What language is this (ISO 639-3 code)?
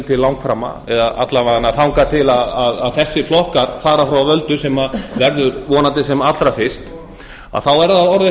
isl